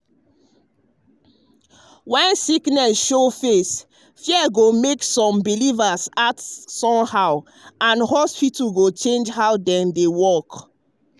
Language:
Nigerian Pidgin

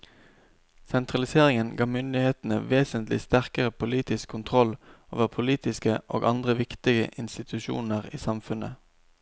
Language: Norwegian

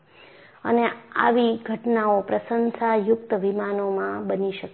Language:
Gujarati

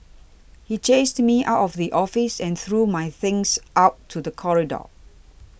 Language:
English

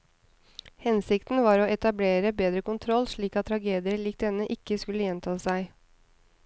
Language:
Norwegian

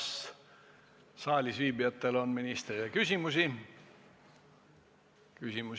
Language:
Estonian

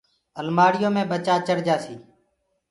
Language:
Gurgula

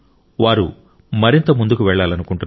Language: Telugu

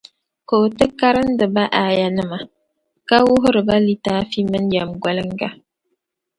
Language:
Dagbani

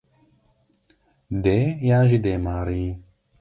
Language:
Kurdish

